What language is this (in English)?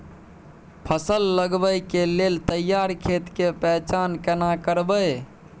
Maithili